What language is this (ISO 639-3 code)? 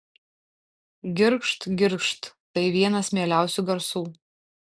lit